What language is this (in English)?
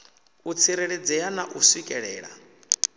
Venda